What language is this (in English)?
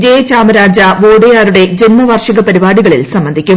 Malayalam